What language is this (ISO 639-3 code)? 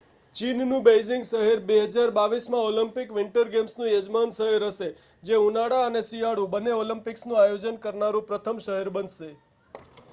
guj